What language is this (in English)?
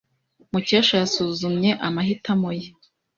Kinyarwanda